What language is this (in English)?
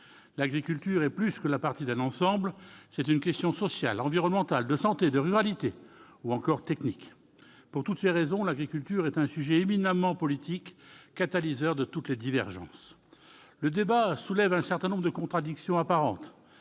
French